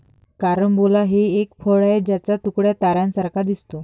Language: Marathi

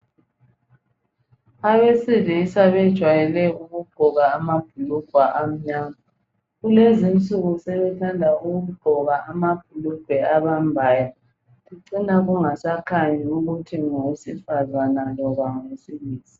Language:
North Ndebele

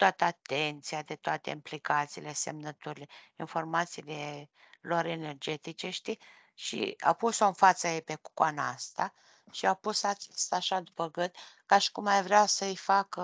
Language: Romanian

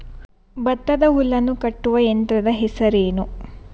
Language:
Kannada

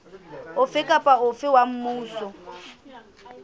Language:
Southern Sotho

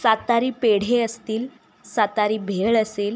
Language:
Marathi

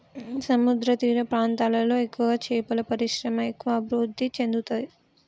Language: Telugu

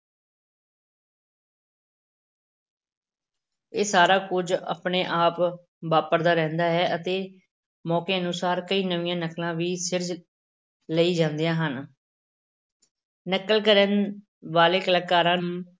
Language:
Punjabi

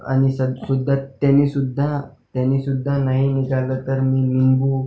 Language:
Marathi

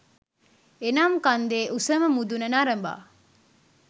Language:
Sinhala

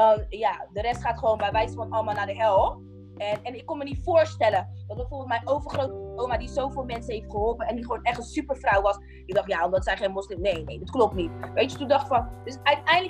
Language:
Dutch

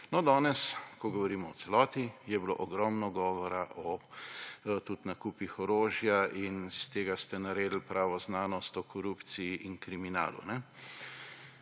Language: Slovenian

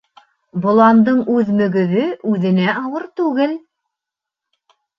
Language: Bashkir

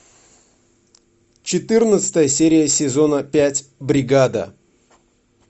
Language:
Russian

